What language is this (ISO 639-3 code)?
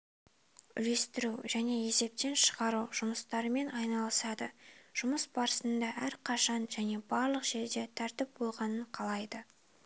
kaz